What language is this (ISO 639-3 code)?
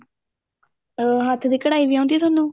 pan